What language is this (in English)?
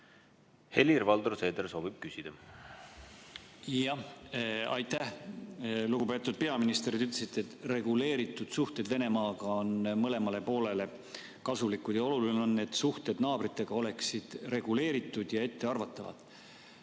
Estonian